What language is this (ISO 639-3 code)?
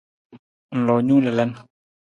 nmz